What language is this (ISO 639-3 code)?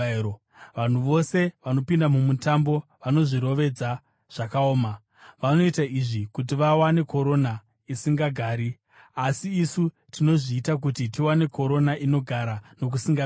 sna